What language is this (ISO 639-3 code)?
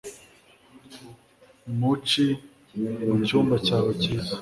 kin